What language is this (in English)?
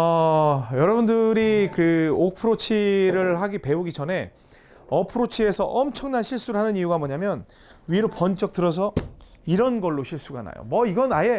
Korean